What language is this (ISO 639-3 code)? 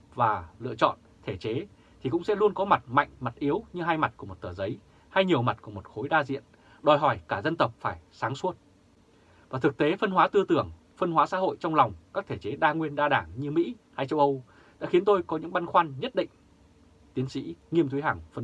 vie